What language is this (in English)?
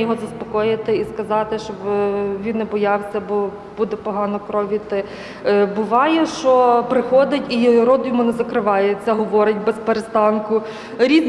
Ukrainian